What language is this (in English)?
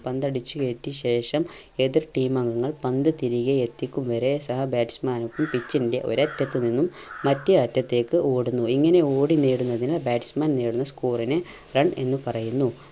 Malayalam